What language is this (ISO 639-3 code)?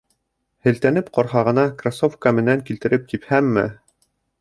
bak